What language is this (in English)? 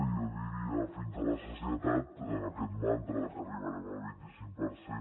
Catalan